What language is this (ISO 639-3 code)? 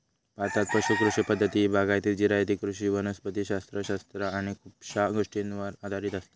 mar